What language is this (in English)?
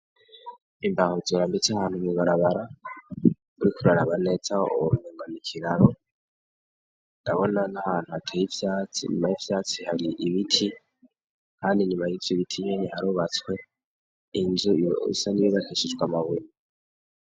Rundi